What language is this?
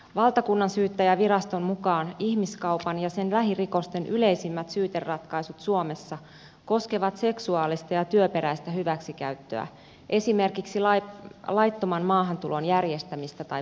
Finnish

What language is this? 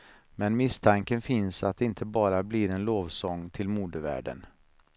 Swedish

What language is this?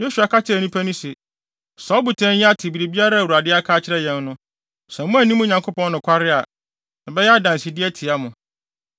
Akan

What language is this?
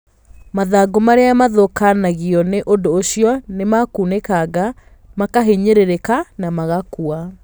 Kikuyu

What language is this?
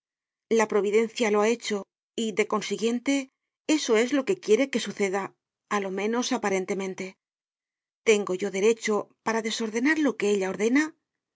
Spanish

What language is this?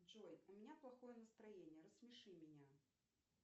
Russian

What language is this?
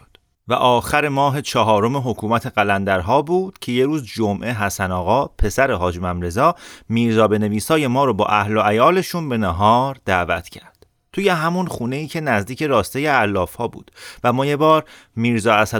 Persian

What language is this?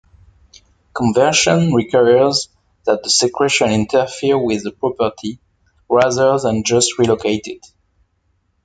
English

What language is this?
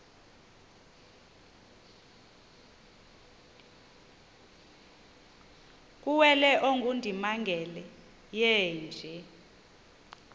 Xhosa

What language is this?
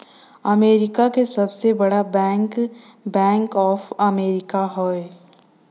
Bhojpuri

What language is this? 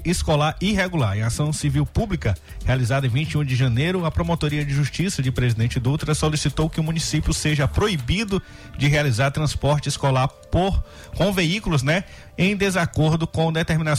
Portuguese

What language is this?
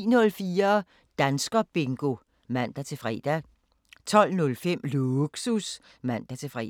Danish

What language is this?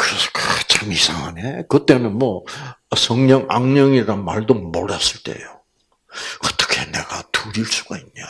Korean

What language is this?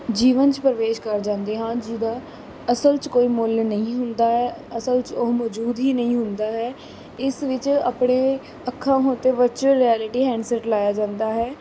Punjabi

